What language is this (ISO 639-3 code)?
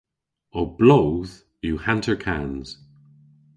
cor